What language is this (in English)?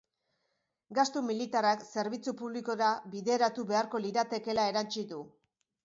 Basque